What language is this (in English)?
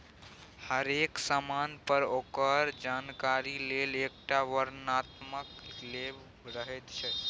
Maithili